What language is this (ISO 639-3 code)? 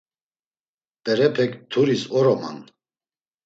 lzz